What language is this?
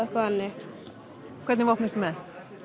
Icelandic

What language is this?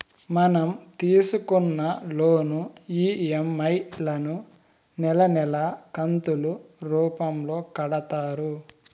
Telugu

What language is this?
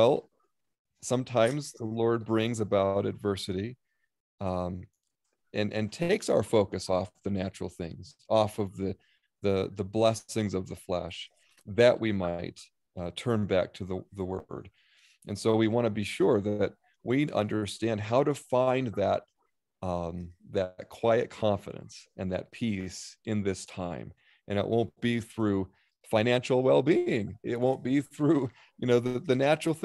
English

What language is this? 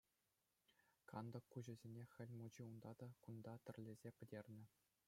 Chuvash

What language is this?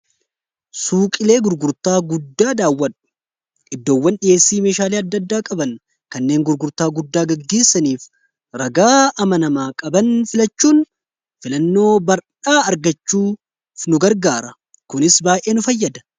Oromo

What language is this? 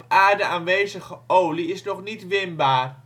Dutch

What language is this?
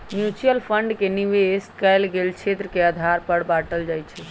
Magahi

